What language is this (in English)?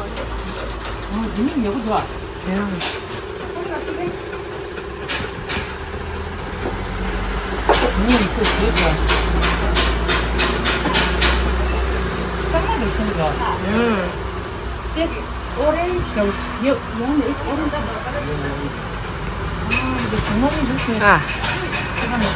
Korean